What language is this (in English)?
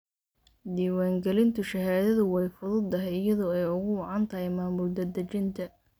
Somali